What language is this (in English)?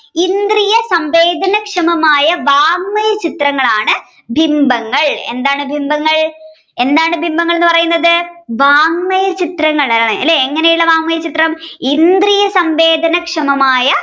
Malayalam